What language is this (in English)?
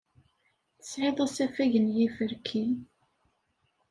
Kabyle